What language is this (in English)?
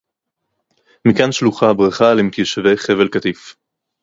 Hebrew